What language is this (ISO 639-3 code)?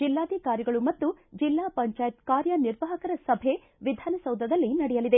kan